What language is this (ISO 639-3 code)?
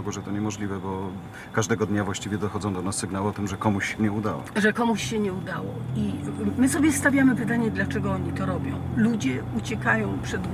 pol